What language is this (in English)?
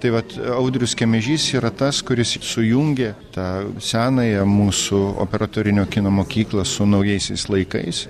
Lithuanian